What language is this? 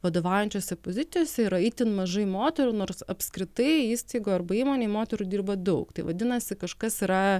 Lithuanian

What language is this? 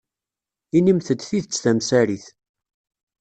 Kabyle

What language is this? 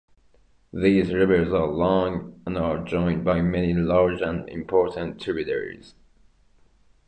English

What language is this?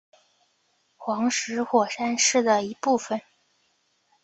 Chinese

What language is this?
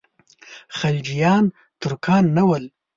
Pashto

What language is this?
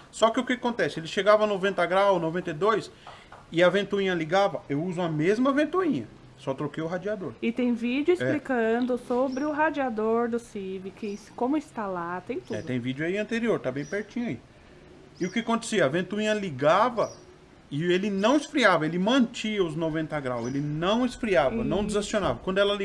Portuguese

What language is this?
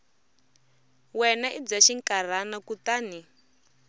Tsonga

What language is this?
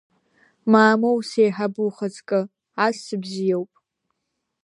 Abkhazian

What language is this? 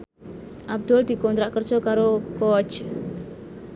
Javanese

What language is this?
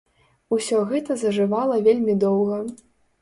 Belarusian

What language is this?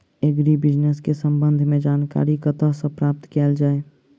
Maithili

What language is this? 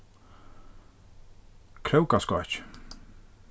Faroese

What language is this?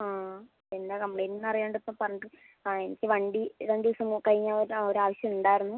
Malayalam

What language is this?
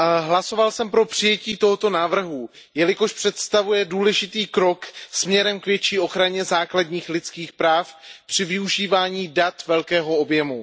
Czech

